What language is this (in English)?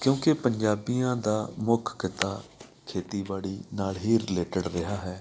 Punjabi